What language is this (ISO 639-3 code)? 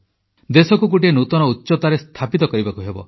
ori